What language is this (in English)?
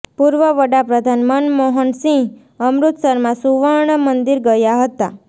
Gujarati